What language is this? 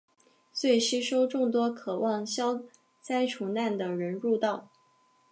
Chinese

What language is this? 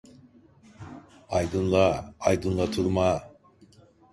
Turkish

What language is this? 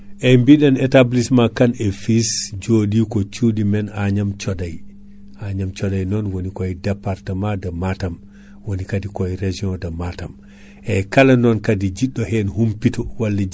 Fula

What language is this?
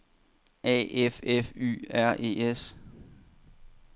Danish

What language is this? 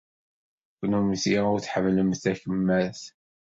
Kabyle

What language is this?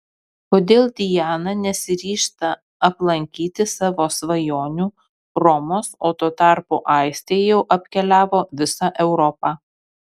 Lithuanian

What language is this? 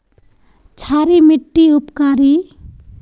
Magahi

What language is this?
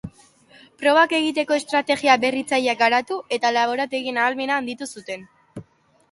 Basque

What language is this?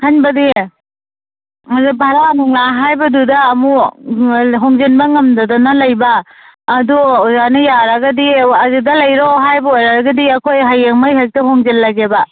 Manipuri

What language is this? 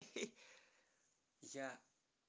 Russian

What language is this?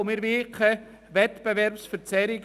Swiss German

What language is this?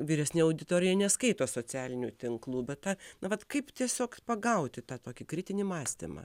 Lithuanian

